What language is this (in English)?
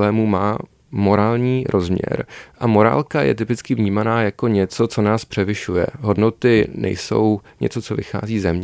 Czech